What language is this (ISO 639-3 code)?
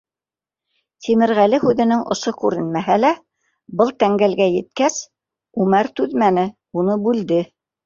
bak